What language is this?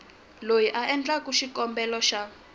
Tsonga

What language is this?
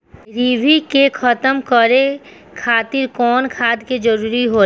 Bhojpuri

